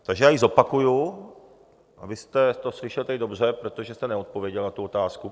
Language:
Czech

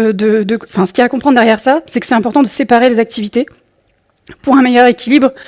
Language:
French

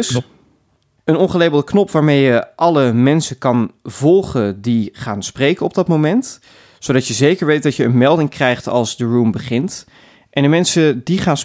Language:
Dutch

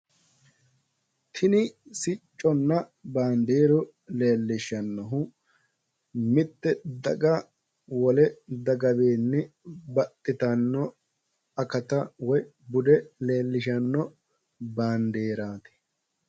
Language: Sidamo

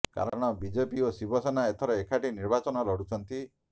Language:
Odia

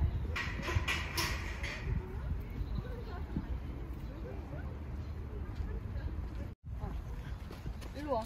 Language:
Korean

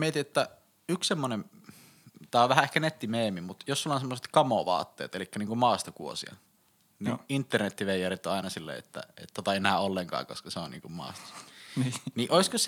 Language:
Finnish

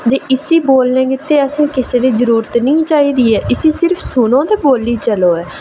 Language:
Dogri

